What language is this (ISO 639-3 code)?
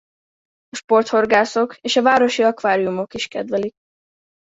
hun